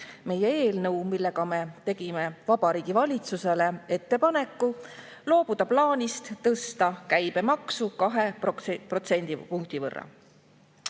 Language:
Estonian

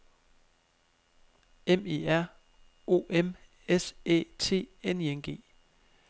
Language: Danish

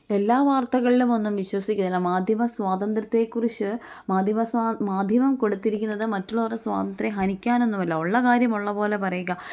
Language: Malayalam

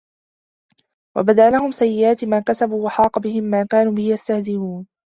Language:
Arabic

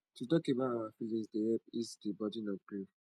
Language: Nigerian Pidgin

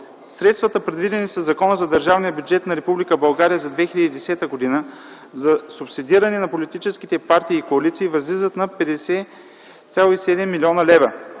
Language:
Bulgarian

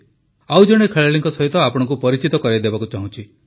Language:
Odia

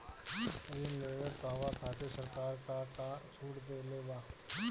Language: Bhojpuri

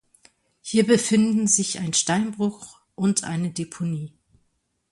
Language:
German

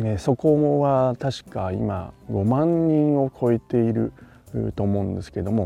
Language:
Japanese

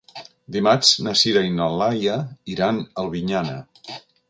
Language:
Catalan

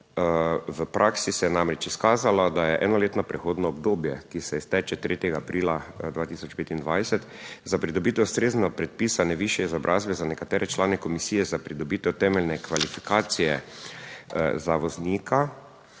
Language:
Slovenian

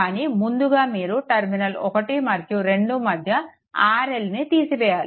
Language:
Telugu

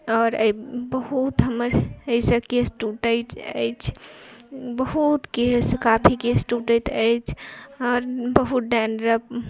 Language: Maithili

